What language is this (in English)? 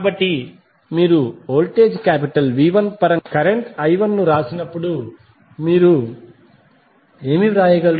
Telugu